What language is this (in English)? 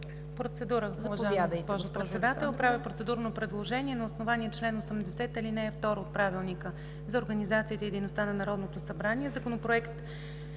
Bulgarian